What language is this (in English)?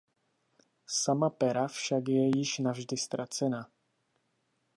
Czech